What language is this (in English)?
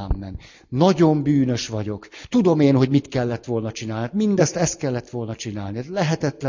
Hungarian